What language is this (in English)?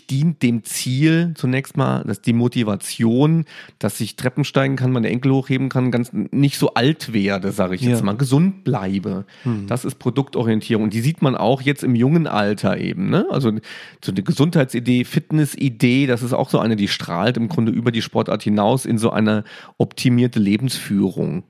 German